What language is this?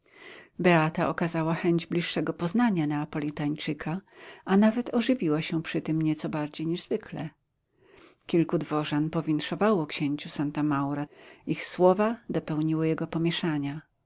Polish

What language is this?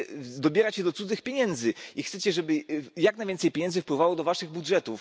Polish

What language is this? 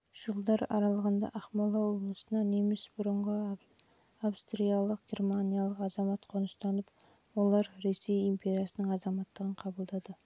Kazakh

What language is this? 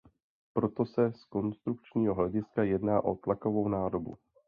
Czech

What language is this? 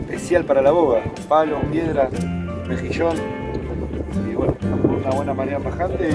Spanish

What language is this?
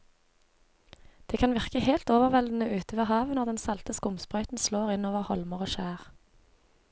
Norwegian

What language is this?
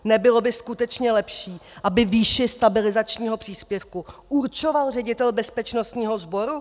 Czech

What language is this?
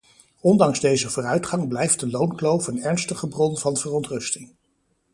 Dutch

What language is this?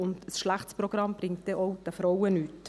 Swiss German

